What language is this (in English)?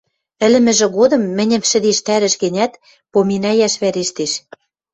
Western Mari